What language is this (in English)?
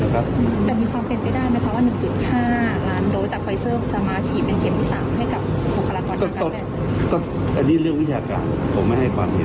Thai